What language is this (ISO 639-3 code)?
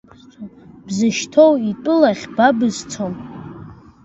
abk